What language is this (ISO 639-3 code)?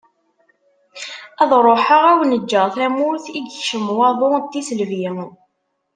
kab